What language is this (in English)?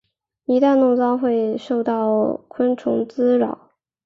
Chinese